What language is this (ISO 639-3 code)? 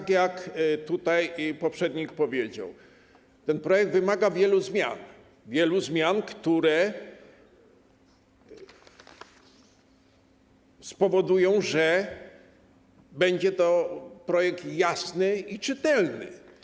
pol